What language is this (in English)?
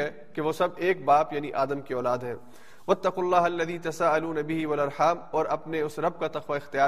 Urdu